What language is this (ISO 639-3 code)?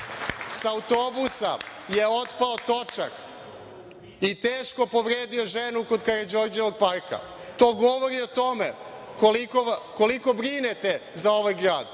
srp